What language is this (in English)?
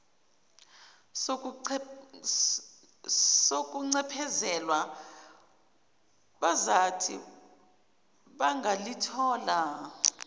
Zulu